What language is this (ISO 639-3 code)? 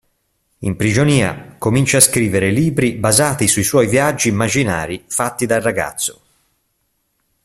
ita